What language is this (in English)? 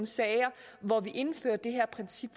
Danish